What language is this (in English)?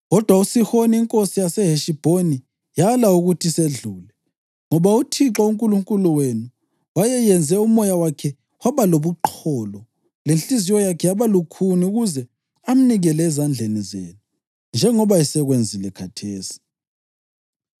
North Ndebele